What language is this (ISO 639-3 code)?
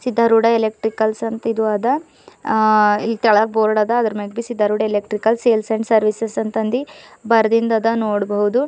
kan